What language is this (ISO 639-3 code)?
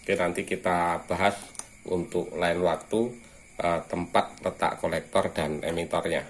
ind